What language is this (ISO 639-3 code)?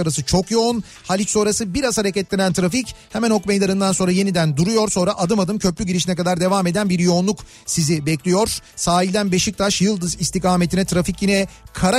tur